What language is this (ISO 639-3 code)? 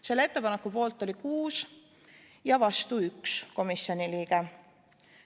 est